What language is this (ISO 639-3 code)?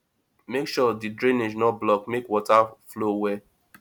pcm